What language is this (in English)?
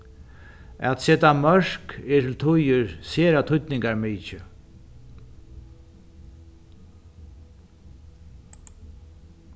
Faroese